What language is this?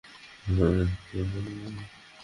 Bangla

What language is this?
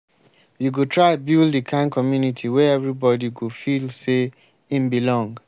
Nigerian Pidgin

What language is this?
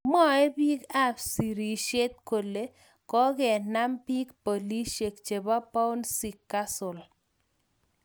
Kalenjin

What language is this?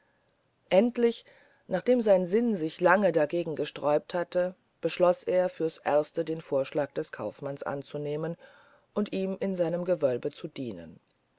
German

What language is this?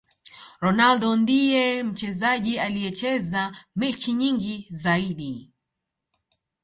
Swahili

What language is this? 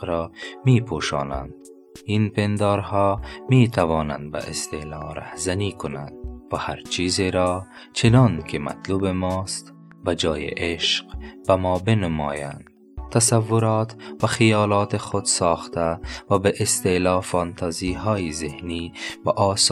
Persian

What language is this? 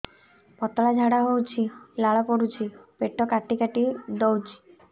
Odia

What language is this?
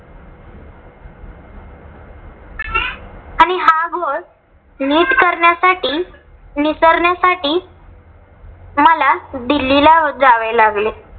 Marathi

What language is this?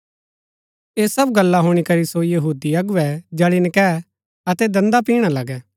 Gaddi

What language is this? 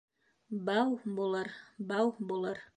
Bashkir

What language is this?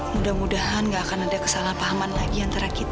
Indonesian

